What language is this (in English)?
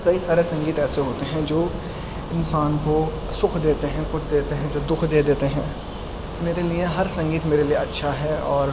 Urdu